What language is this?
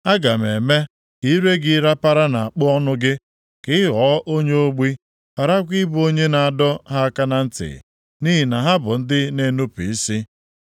Igbo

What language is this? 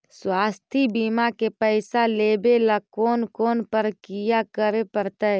Magahi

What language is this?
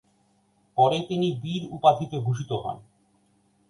Bangla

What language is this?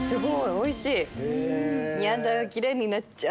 Japanese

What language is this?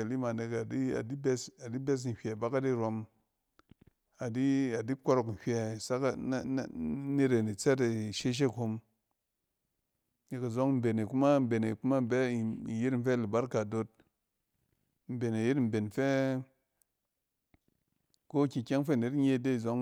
Cen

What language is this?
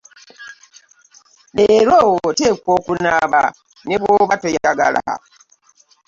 Ganda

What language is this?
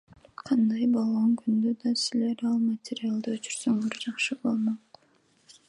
Kyrgyz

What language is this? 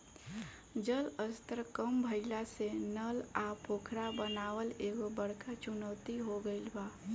Bhojpuri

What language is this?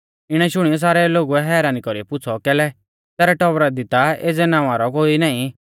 Mahasu Pahari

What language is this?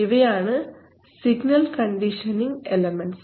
Malayalam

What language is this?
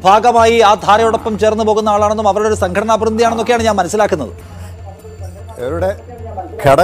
Malayalam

